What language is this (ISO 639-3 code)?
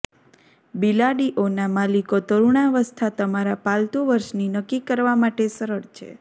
guj